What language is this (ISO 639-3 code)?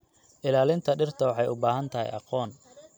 som